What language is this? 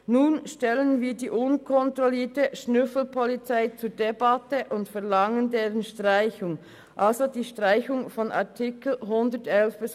Swiss German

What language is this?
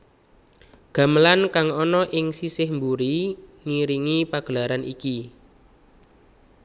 Javanese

